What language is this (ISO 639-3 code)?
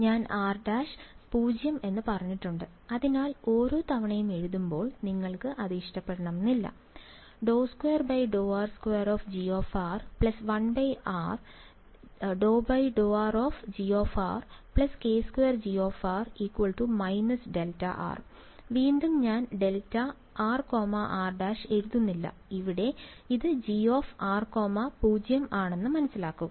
mal